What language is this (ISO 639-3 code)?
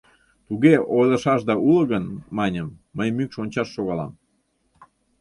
chm